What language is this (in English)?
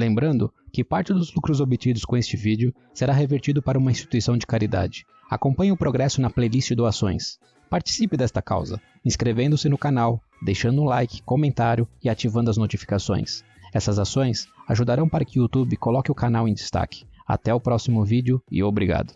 Portuguese